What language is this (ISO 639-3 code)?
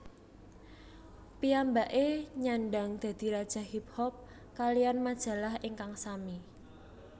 jav